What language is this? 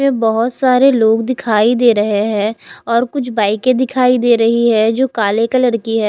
Hindi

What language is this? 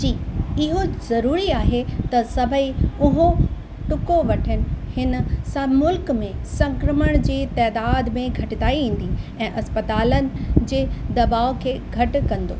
Sindhi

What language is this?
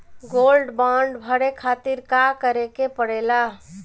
Bhojpuri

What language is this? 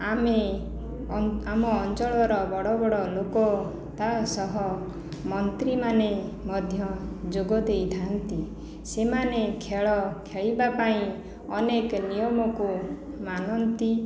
Odia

